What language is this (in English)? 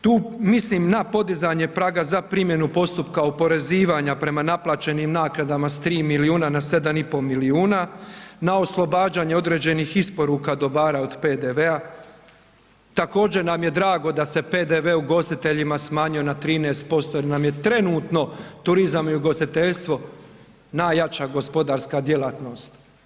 Croatian